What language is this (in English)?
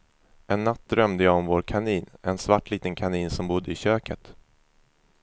Swedish